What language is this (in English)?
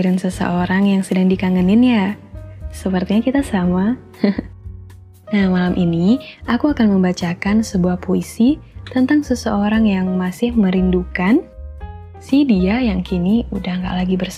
Indonesian